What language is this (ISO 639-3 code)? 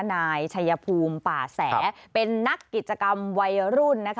tha